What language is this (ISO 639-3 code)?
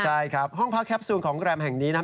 tha